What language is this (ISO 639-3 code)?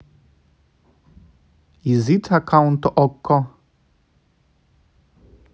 rus